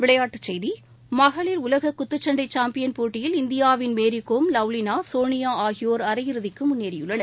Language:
Tamil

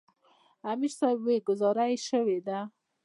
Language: Pashto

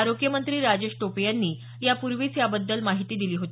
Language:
Marathi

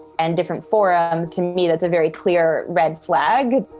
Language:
English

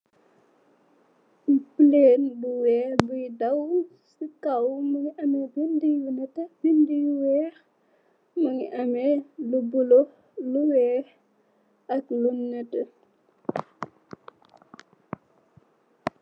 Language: Wolof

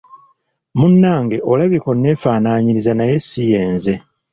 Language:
Ganda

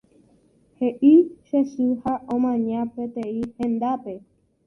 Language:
Guarani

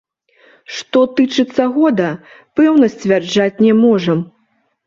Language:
Belarusian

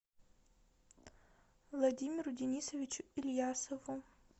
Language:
Russian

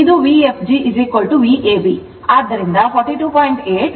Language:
Kannada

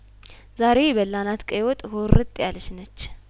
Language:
Amharic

